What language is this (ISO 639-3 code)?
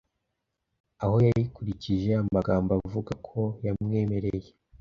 kin